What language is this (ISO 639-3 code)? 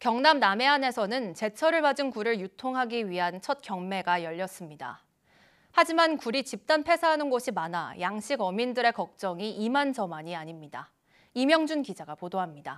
kor